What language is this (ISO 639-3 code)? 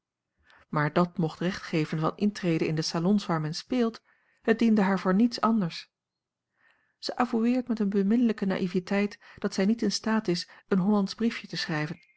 nld